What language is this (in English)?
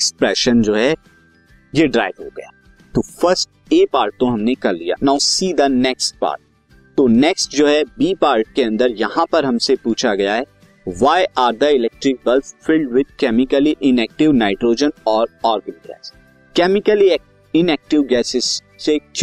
Hindi